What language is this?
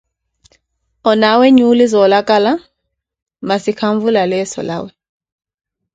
Koti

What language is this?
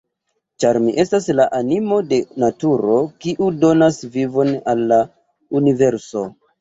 Esperanto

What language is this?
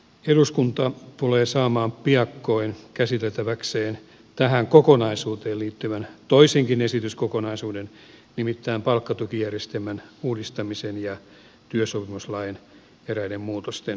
Finnish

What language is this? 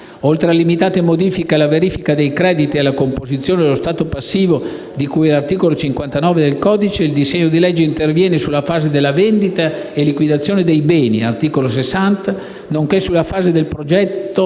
Italian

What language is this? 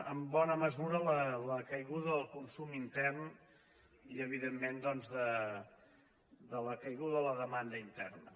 Catalan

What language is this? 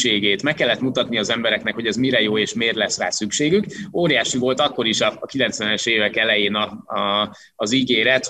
Hungarian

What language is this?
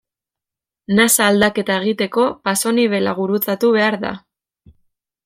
Basque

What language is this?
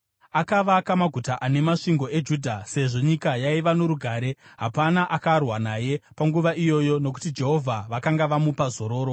Shona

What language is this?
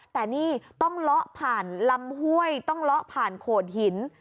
Thai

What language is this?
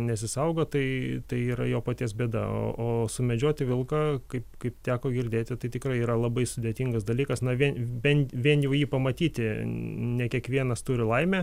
Lithuanian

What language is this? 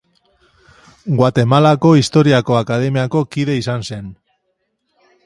Basque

